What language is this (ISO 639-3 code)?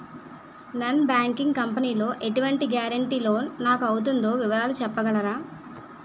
tel